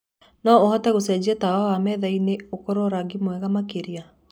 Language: Kikuyu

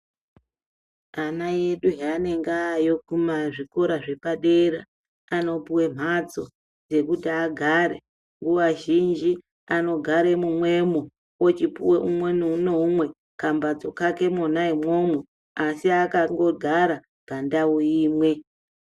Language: Ndau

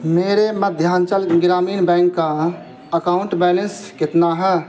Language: Urdu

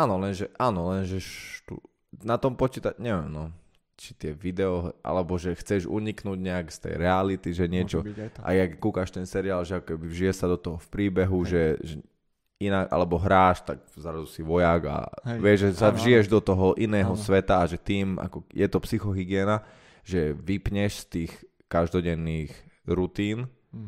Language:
Slovak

